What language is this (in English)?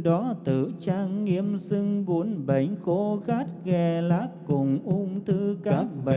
Vietnamese